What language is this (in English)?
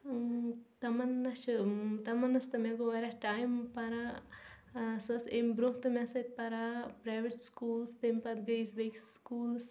Kashmiri